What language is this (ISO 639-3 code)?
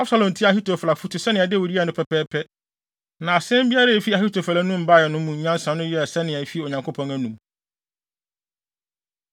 aka